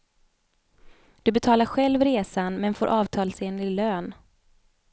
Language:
Swedish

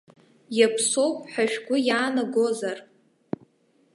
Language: Abkhazian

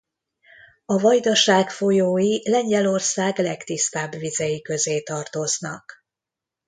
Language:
Hungarian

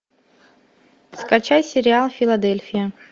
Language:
Russian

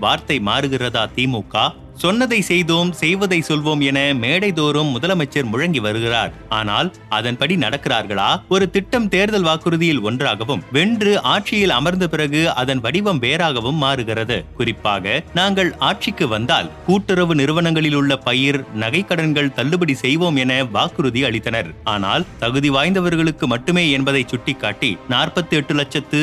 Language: Tamil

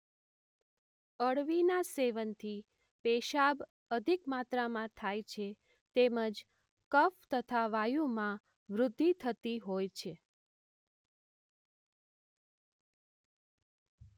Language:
Gujarati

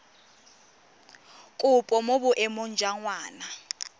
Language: Tswana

